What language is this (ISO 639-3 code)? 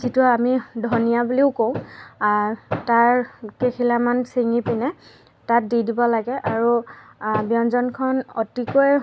asm